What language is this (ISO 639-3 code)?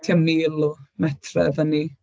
cym